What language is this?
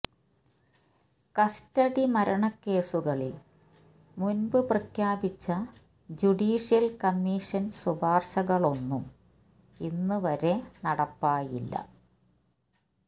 Malayalam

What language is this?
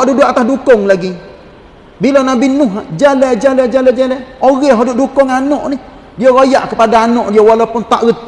Malay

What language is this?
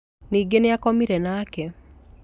Kikuyu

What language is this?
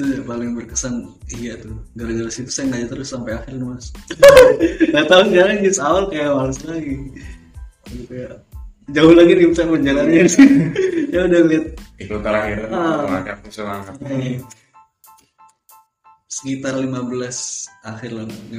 Indonesian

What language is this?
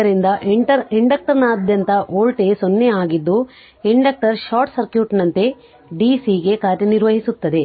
Kannada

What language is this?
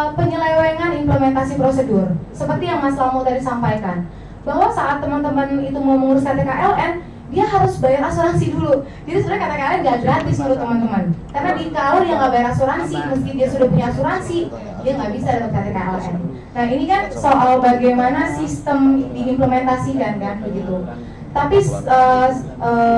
Indonesian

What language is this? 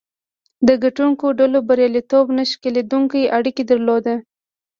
Pashto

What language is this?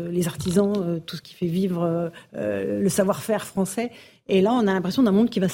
French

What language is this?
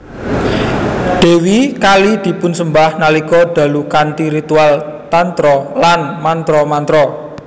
Javanese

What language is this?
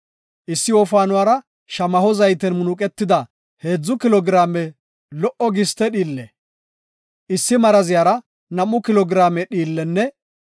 Gofa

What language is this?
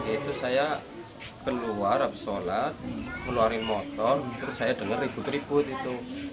Indonesian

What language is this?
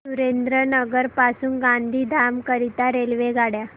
Marathi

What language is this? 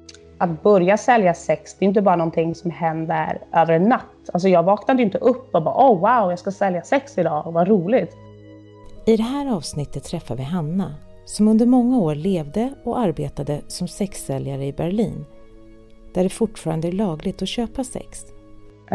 Swedish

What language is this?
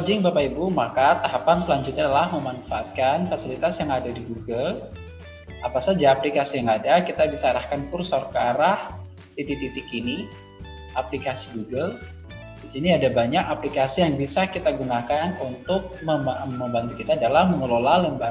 Indonesian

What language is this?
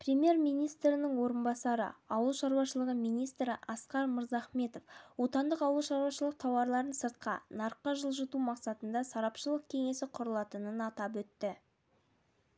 Kazakh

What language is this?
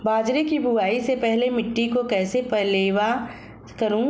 Hindi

